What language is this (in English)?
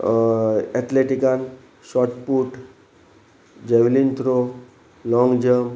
Konkani